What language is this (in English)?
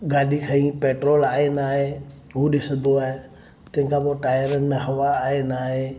Sindhi